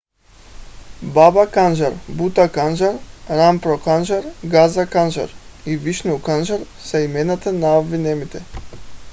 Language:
Bulgarian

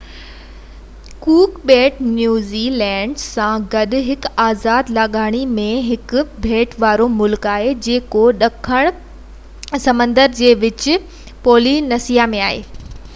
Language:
Sindhi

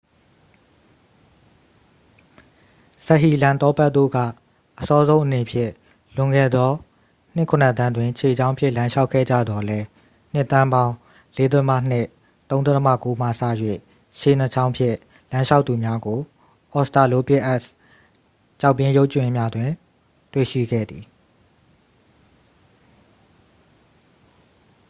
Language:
Burmese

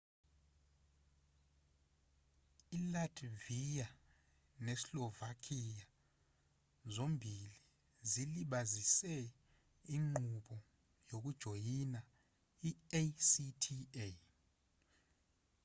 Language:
Zulu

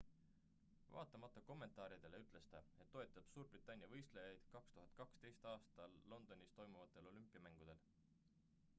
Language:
Estonian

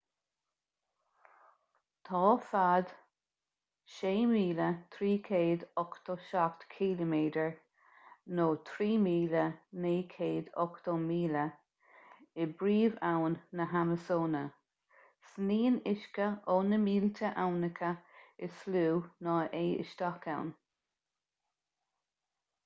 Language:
Irish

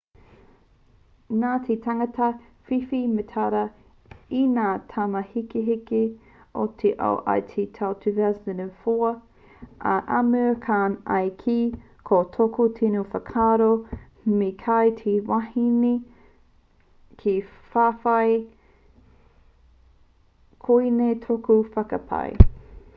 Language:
Māori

